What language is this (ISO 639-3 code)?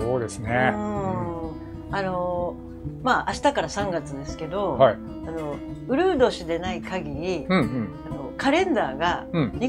jpn